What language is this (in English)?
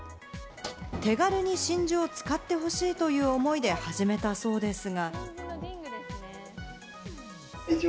Japanese